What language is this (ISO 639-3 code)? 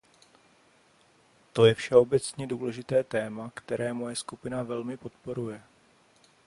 ces